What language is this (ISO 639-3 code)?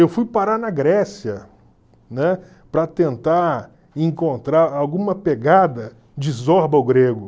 por